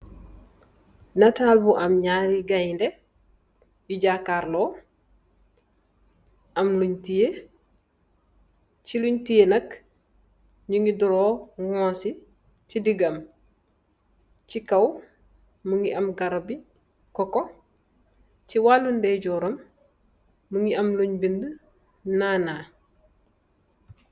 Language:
Wolof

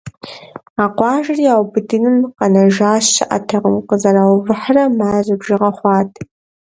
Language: Kabardian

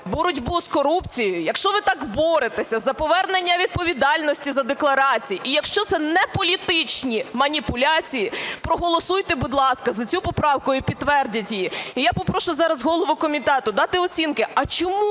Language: Ukrainian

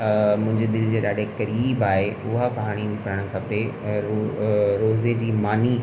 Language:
Sindhi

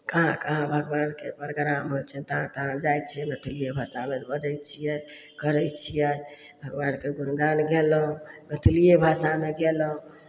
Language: Maithili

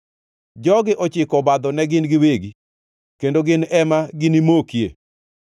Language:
Luo (Kenya and Tanzania)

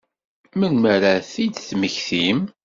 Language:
Kabyle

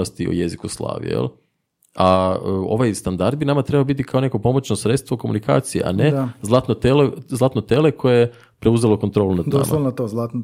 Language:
Croatian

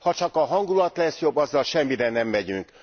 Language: Hungarian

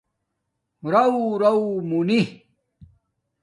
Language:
Domaaki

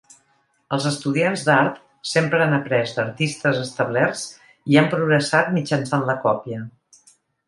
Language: Catalan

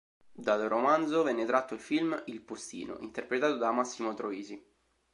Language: Italian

